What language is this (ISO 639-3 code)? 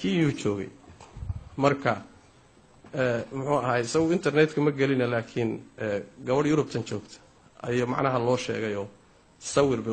ara